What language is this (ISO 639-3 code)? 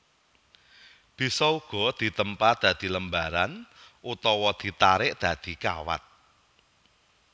jav